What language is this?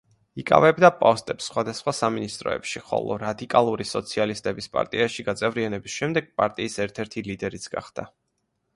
Georgian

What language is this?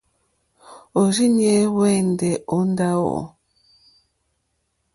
Mokpwe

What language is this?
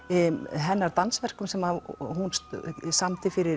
Icelandic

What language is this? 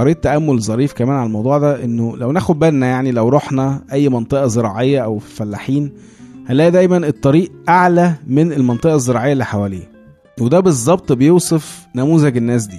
Arabic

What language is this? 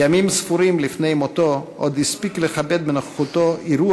Hebrew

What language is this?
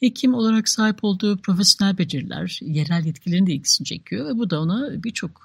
Turkish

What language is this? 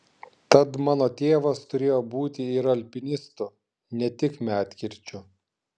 Lithuanian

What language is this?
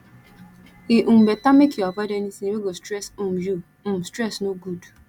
Nigerian Pidgin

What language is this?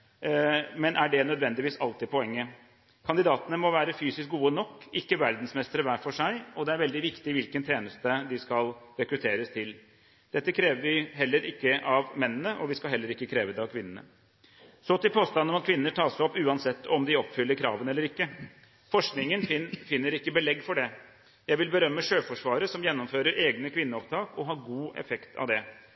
Norwegian Bokmål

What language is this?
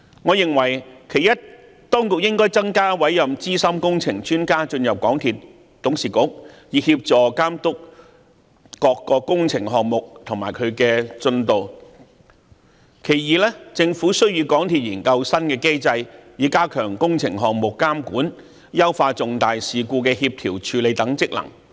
Cantonese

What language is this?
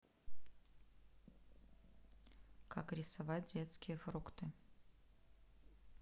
Russian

